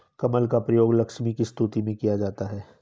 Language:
Hindi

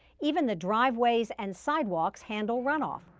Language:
English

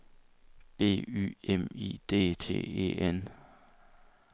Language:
Danish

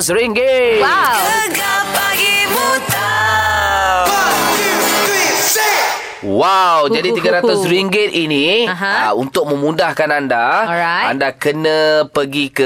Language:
Malay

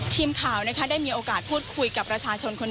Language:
Thai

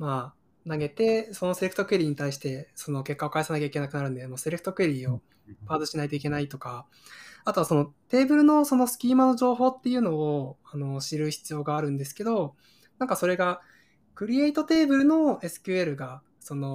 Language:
Japanese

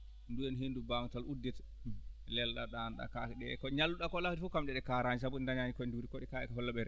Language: Fula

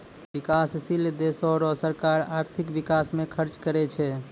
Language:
Maithili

